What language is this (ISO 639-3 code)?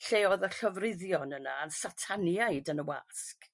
cym